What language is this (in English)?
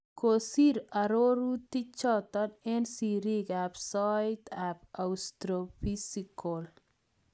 Kalenjin